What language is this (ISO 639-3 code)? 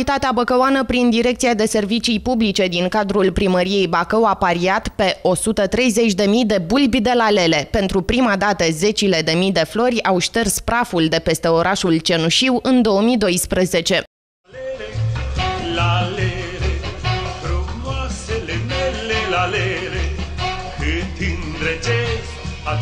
ron